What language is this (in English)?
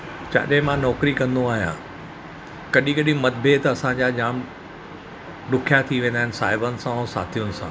Sindhi